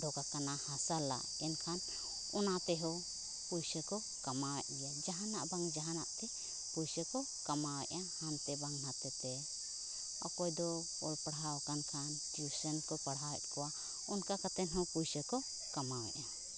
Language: Santali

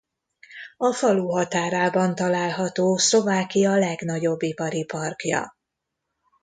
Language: Hungarian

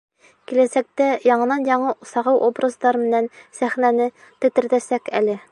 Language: Bashkir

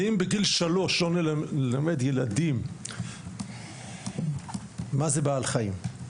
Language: Hebrew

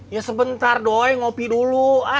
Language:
Indonesian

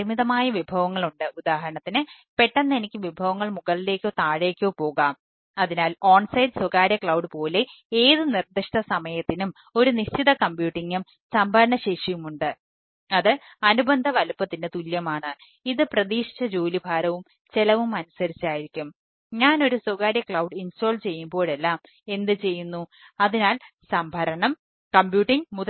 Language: Malayalam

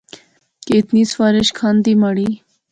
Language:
Pahari-Potwari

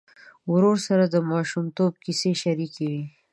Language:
Pashto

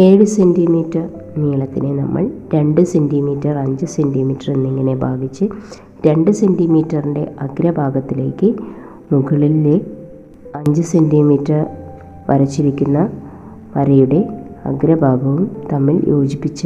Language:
Malayalam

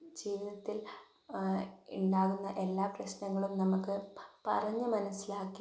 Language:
Malayalam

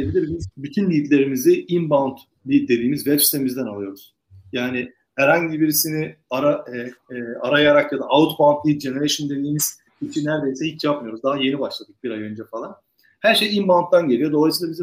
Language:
Turkish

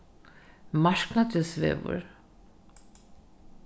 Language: Faroese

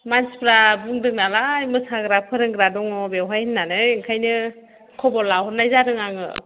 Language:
Bodo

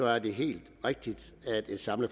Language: Danish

